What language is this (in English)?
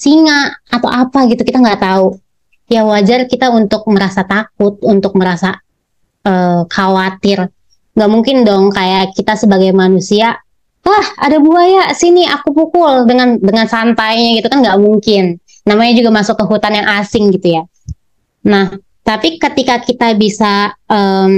Indonesian